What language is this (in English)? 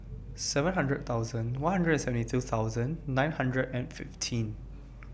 English